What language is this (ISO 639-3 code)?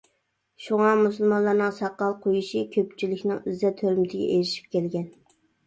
uig